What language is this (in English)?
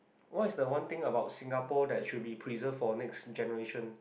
English